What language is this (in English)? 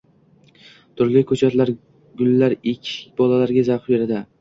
Uzbek